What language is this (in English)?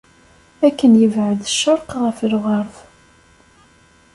Kabyle